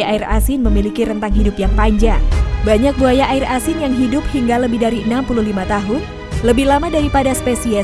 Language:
Indonesian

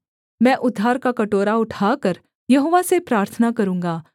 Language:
Hindi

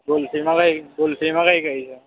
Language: Gujarati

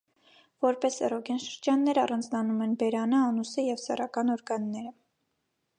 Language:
Armenian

